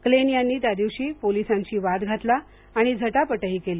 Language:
Marathi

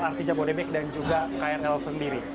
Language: Indonesian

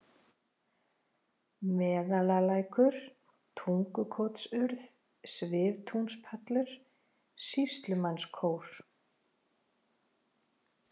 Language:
Icelandic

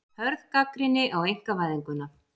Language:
Icelandic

